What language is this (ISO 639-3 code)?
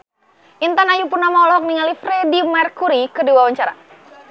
sun